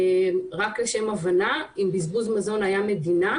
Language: Hebrew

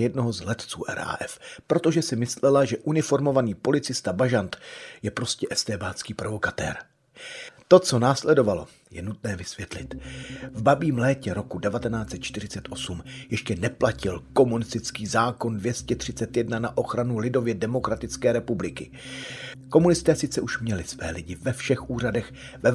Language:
Czech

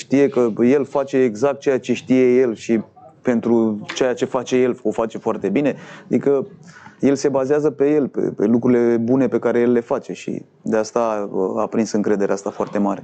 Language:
Romanian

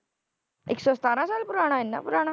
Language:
Punjabi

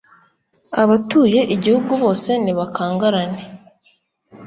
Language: Kinyarwanda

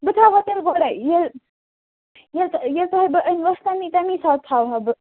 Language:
Kashmiri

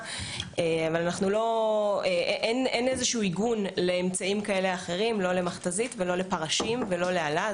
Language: Hebrew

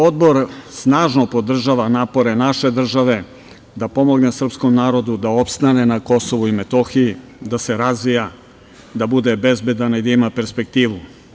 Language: Serbian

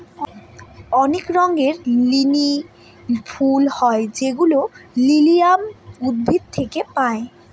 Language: Bangla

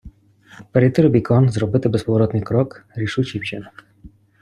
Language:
Ukrainian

